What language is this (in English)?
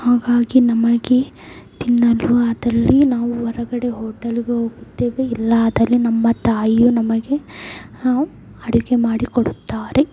Kannada